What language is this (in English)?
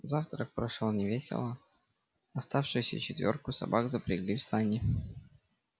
Russian